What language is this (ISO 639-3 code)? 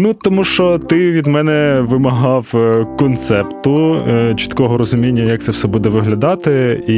ukr